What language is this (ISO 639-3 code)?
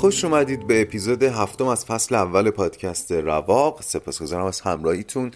fas